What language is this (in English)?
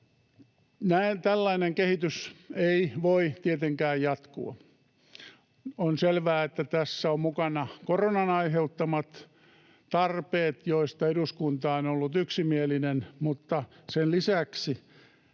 Finnish